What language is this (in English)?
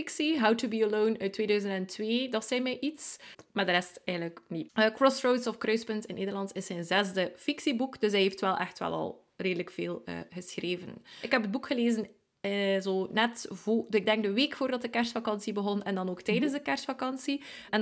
Dutch